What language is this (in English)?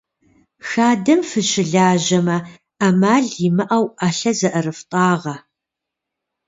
Kabardian